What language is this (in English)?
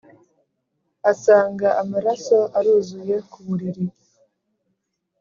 Kinyarwanda